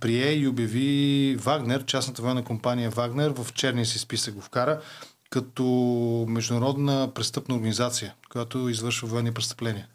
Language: Bulgarian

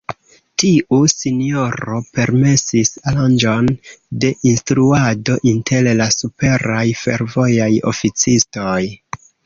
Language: Esperanto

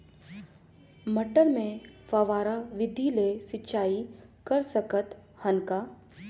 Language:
Chhattisgarhi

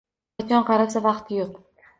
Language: Uzbek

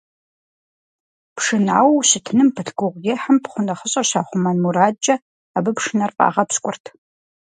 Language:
Kabardian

